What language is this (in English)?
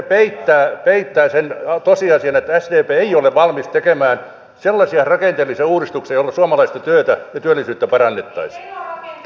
Finnish